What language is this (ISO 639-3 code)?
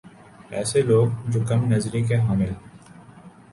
urd